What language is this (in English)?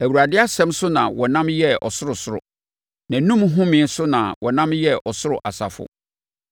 Akan